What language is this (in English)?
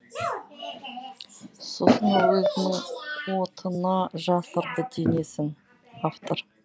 Kazakh